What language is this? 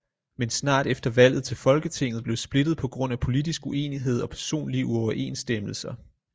Danish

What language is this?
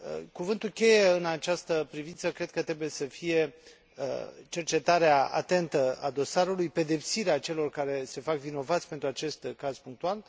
Romanian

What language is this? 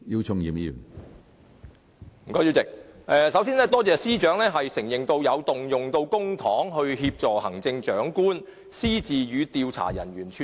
Cantonese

